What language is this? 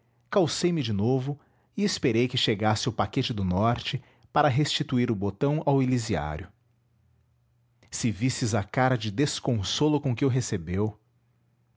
Portuguese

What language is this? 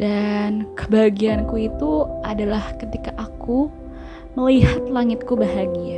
Indonesian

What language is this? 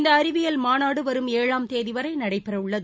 Tamil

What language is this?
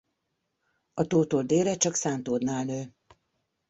Hungarian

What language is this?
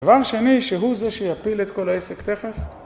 Hebrew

